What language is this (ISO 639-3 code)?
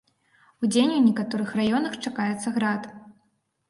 bel